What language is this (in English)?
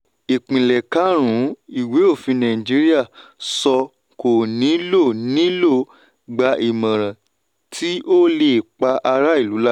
Yoruba